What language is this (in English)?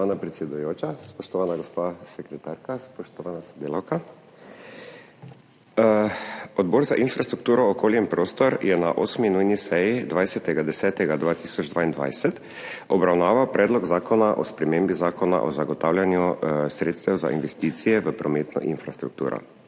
Slovenian